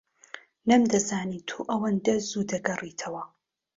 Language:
Central Kurdish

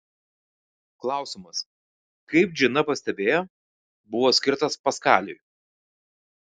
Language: Lithuanian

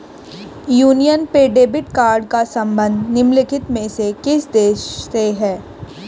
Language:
Hindi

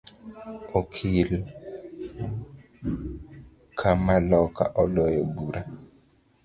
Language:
Luo (Kenya and Tanzania)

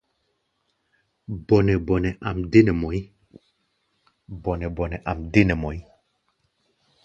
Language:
Gbaya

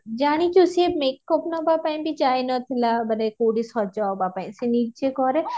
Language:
Odia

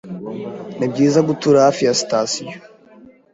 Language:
Kinyarwanda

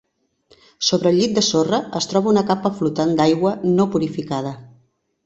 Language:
Catalan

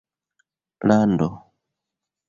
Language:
Esperanto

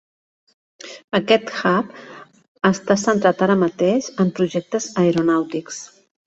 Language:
Catalan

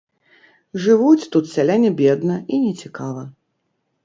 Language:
Belarusian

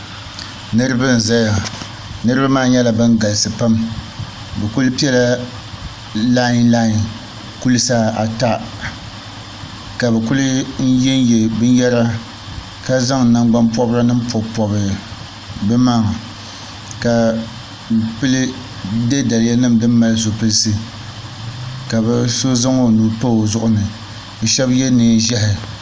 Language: Dagbani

